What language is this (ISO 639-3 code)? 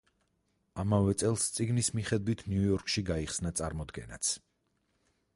kat